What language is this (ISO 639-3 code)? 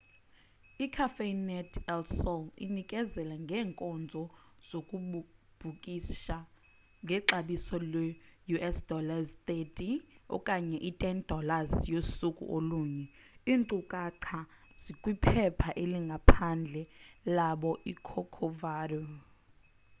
xho